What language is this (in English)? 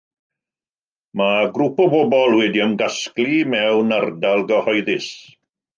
Welsh